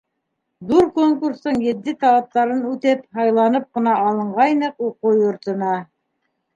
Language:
Bashkir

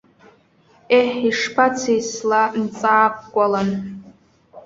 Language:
Abkhazian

